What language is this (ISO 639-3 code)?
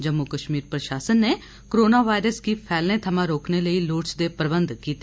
doi